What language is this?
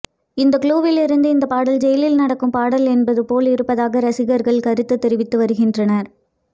Tamil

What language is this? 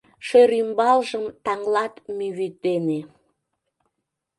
Mari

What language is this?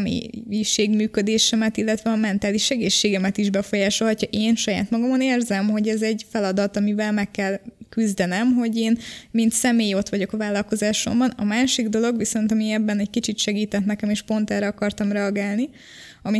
Hungarian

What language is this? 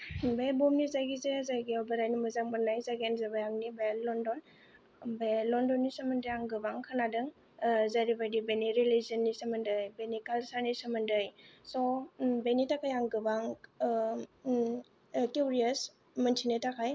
Bodo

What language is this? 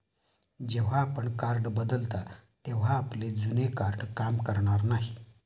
Marathi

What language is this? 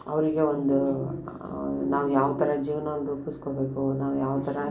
Kannada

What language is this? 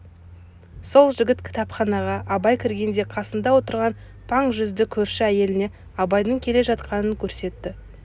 Kazakh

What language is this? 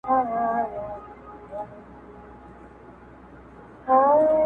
Pashto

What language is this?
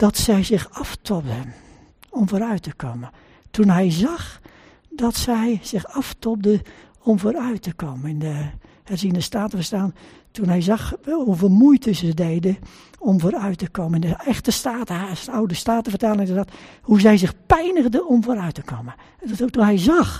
Dutch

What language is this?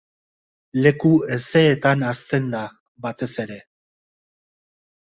Basque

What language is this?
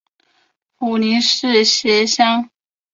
Chinese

